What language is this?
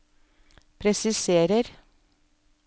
Norwegian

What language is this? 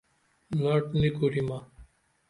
Dameli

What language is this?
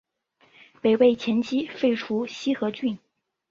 Chinese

